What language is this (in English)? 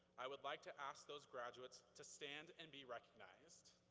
English